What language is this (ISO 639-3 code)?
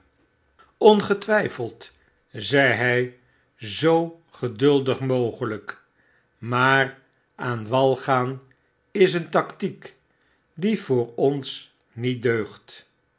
nld